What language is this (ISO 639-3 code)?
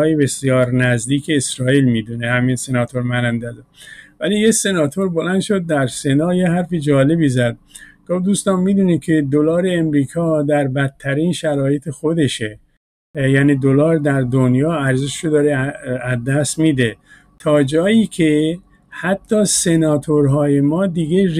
fas